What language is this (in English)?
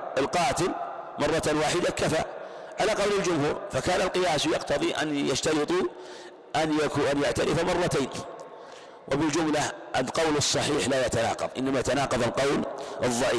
Arabic